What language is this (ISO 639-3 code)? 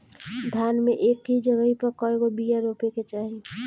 bho